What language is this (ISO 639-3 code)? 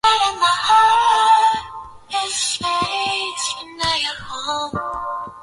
swa